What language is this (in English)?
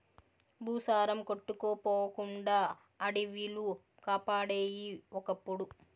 Telugu